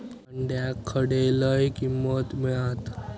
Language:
Marathi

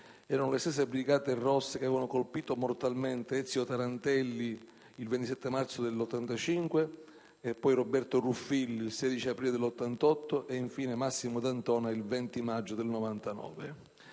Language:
Italian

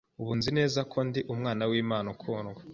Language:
Kinyarwanda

